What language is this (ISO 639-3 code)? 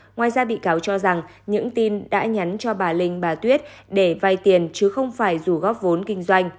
vie